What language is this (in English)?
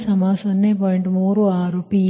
Kannada